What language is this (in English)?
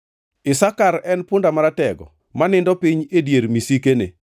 Luo (Kenya and Tanzania)